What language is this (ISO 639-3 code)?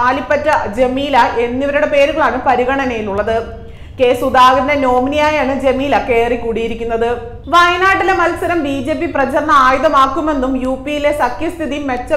mal